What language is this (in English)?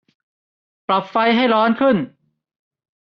Thai